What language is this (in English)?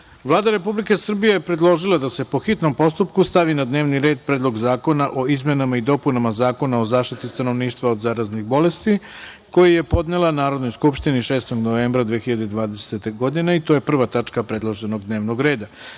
Serbian